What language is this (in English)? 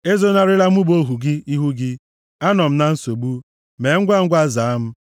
Igbo